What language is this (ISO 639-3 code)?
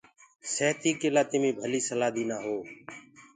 ggg